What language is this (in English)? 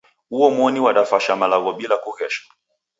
Taita